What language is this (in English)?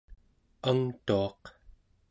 Central Yupik